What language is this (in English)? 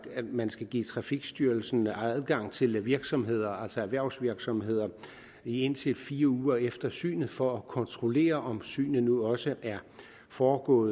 Danish